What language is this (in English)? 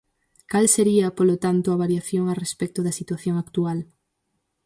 Galician